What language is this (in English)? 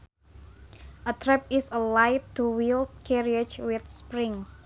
Sundanese